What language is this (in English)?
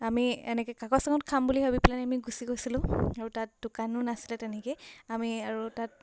Assamese